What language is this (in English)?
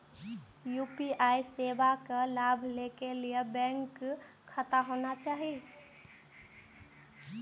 Maithili